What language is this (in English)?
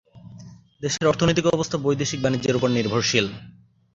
Bangla